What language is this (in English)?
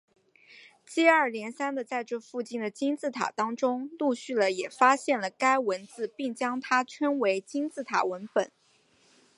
Chinese